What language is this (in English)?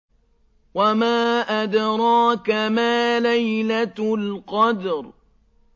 Arabic